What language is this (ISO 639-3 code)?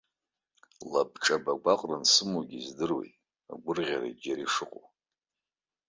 abk